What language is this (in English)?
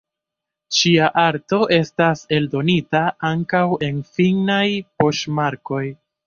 Esperanto